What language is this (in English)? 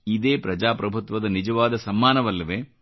Kannada